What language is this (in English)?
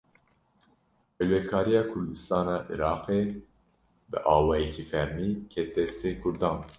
Kurdish